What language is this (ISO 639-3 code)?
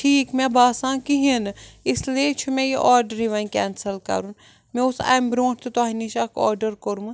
kas